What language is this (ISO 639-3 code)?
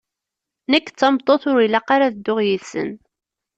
kab